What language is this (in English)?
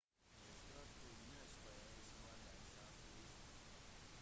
Norwegian Bokmål